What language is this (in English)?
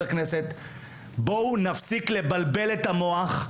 Hebrew